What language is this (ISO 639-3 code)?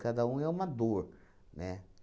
por